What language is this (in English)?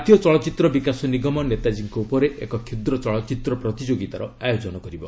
Odia